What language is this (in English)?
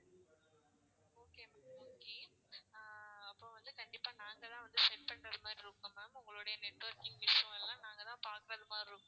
Tamil